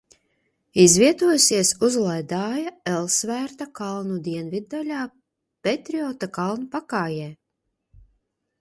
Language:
Latvian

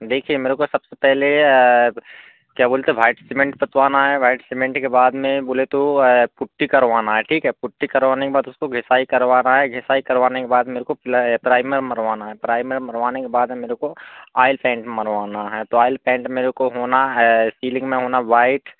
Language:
Hindi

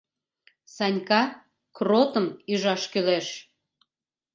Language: Mari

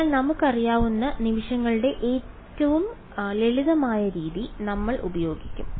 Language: Malayalam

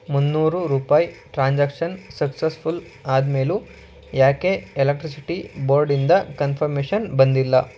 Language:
Kannada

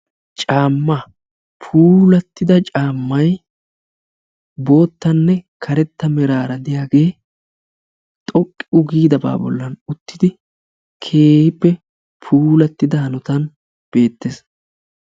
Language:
Wolaytta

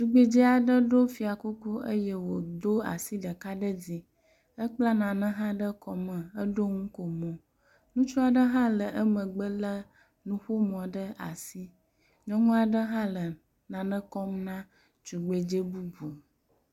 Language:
Ewe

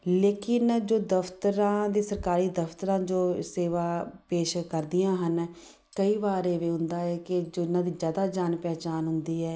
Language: Punjabi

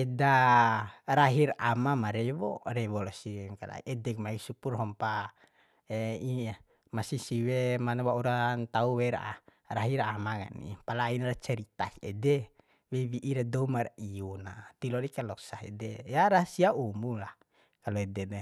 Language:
Bima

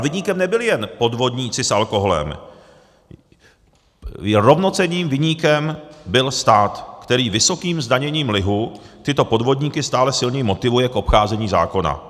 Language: Czech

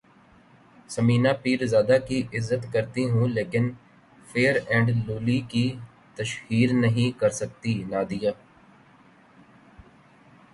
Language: Urdu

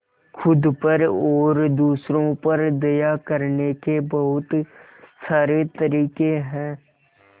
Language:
Hindi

